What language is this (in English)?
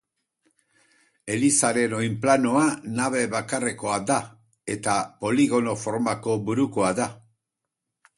Basque